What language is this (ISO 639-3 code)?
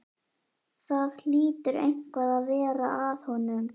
isl